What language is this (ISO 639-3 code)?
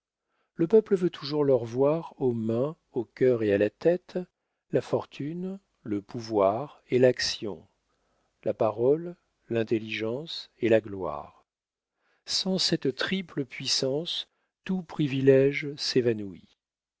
fra